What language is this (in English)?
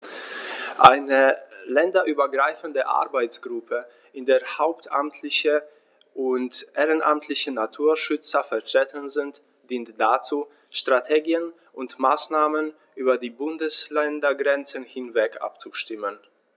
German